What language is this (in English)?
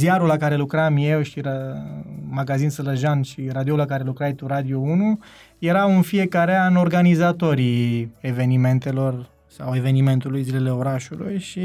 Romanian